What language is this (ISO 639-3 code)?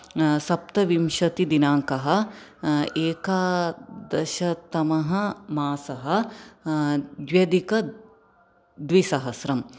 san